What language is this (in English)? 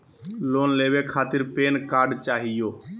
Magahi